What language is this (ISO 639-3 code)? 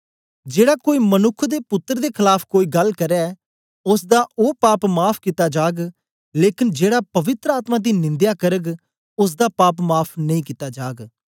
doi